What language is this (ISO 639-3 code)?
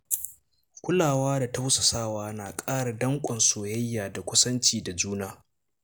hau